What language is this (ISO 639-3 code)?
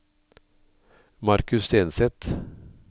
nor